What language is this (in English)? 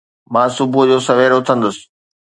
Sindhi